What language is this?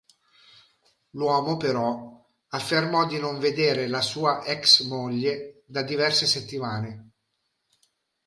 Italian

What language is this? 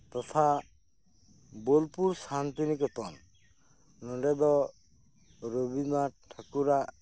Santali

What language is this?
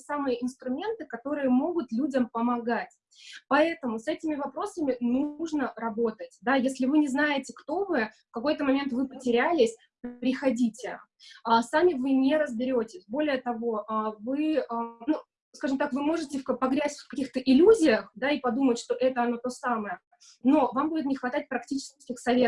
Russian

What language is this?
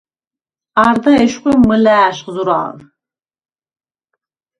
Svan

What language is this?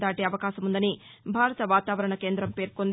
Telugu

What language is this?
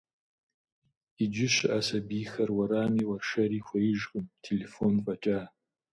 Kabardian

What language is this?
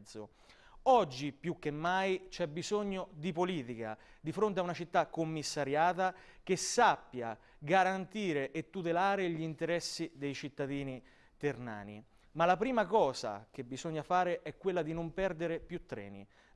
Italian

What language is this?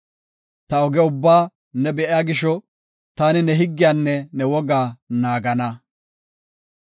Gofa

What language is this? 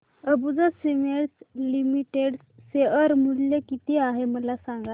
Marathi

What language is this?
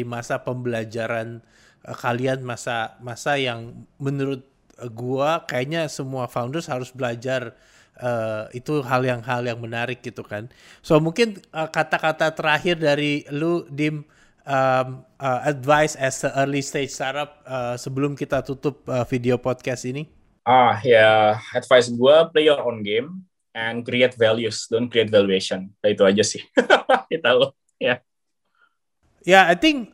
Indonesian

